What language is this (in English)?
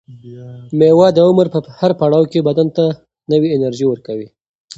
Pashto